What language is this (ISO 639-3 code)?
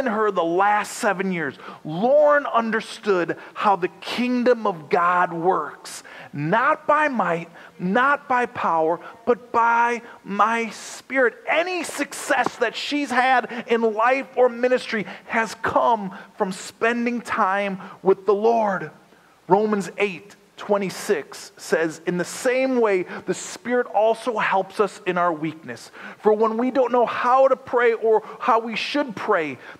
eng